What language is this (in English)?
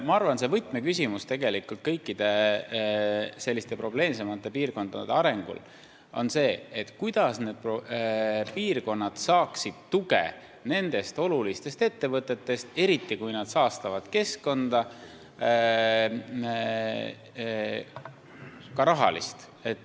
Estonian